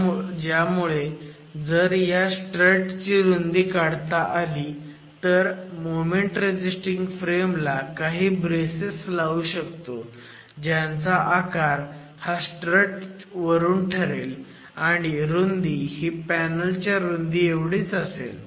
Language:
Marathi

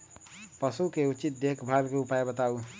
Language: Magahi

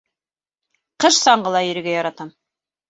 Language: Bashkir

